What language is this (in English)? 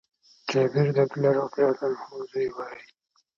Pashto